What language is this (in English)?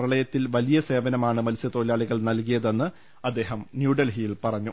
Malayalam